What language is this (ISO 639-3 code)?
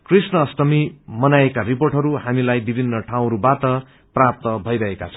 nep